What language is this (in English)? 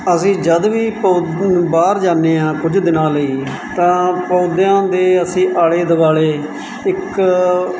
Punjabi